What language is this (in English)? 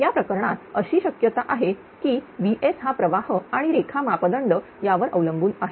Marathi